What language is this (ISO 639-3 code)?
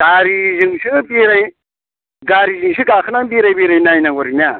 brx